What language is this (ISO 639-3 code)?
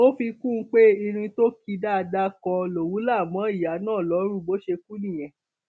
yor